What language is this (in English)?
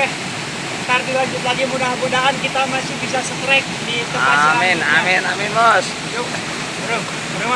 Indonesian